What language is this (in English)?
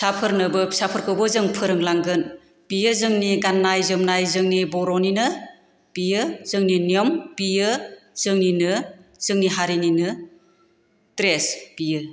Bodo